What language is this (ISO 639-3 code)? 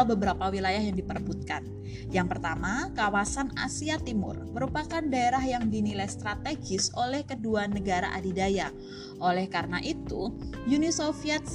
ind